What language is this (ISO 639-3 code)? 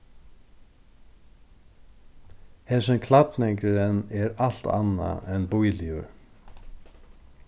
fao